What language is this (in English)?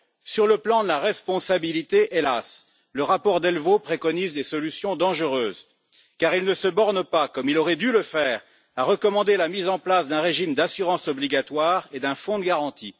French